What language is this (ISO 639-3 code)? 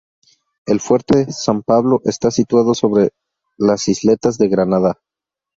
spa